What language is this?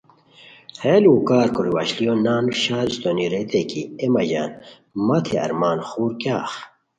Khowar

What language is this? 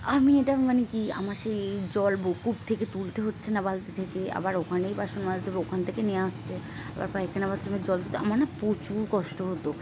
Bangla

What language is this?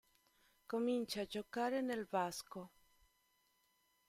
Italian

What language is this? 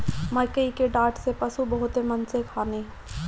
Bhojpuri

